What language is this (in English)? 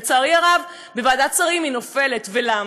Hebrew